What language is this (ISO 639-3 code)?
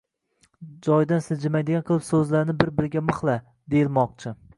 uzb